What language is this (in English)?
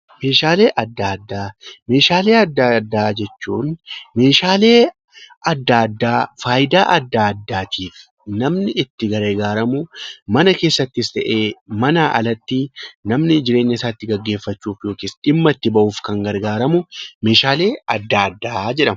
Oromo